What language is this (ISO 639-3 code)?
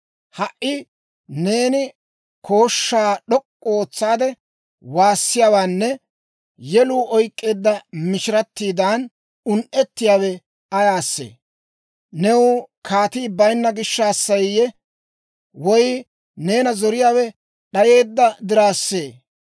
dwr